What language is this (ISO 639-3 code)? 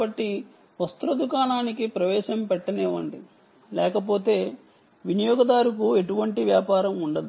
tel